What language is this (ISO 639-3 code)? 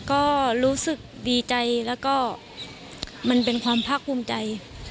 tha